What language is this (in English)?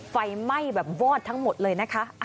Thai